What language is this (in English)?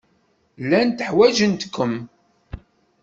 Kabyle